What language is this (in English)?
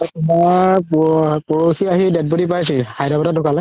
Assamese